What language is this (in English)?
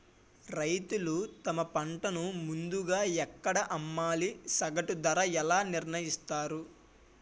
Telugu